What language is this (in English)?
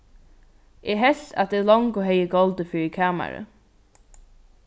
Faroese